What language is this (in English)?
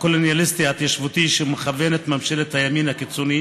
Hebrew